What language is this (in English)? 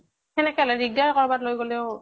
Assamese